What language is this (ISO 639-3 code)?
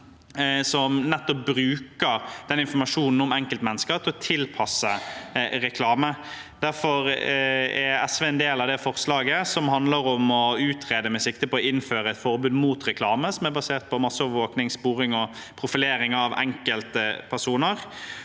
nor